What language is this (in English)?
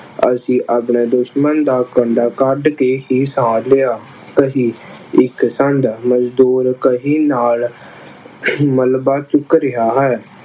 Punjabi